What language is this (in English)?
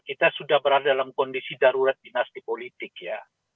Indonesian